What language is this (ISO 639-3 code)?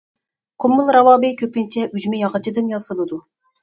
uig